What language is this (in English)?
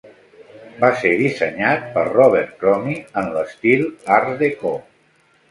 Catalan